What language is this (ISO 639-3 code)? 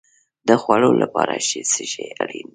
pus